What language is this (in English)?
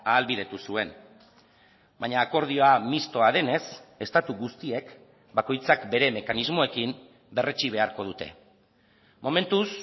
Basque